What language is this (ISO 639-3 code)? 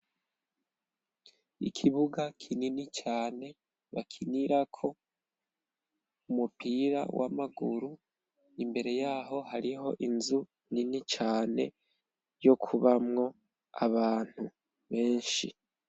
run